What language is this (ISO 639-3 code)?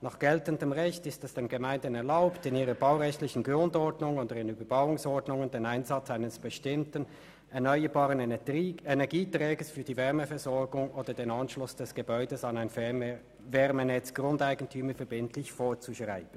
gsw